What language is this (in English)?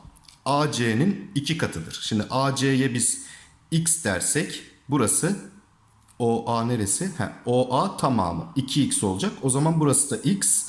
Turkish